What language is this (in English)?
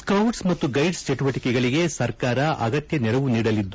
Kannada